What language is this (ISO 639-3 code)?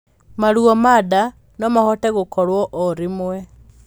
kik